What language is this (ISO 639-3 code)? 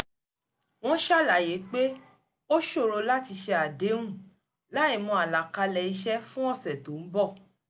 yor